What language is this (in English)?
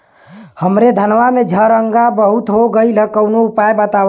Bhojpuri